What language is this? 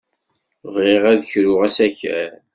Kabyle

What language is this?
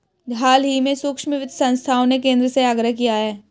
Hindi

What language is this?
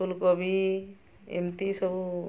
Odia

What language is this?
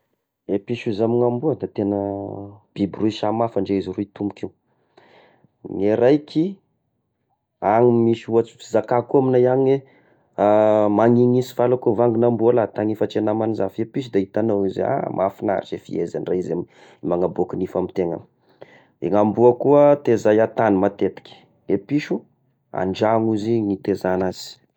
Tesaka Malagasy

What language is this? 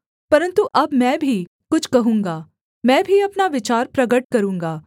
Hindi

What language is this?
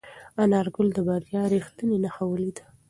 Pashto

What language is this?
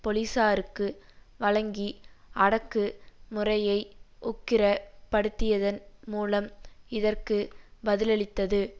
Tamil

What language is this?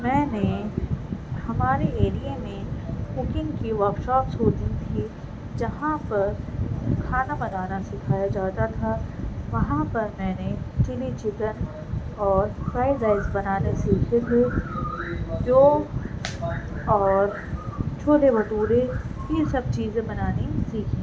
Urdu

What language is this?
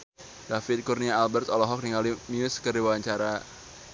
Sundanese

